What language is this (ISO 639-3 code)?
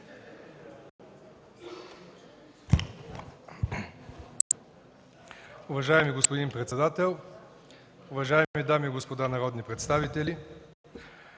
bul